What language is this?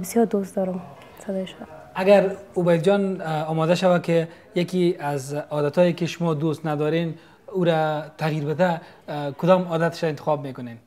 Persian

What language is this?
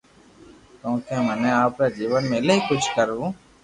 Loarki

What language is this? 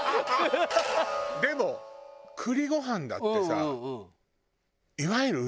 Japanese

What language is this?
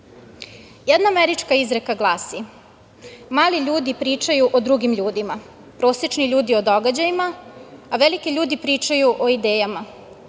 Serbian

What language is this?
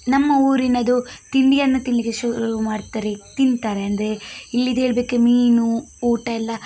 Kannada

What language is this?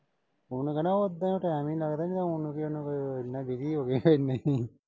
Punjabi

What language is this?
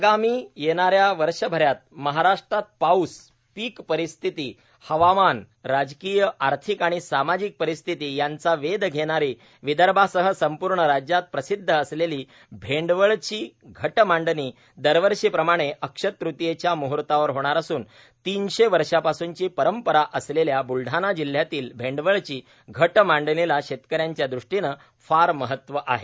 Marathi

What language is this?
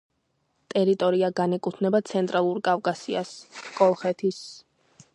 Georgian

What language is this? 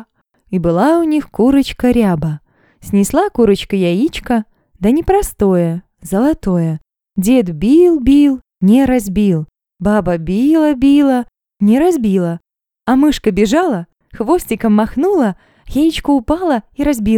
Russian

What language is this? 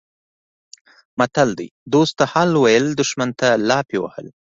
Pashto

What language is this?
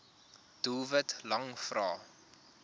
Afrikaans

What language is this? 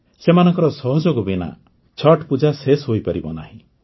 Odia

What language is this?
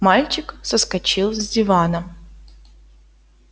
Russian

